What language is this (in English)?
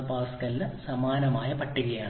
Malayalam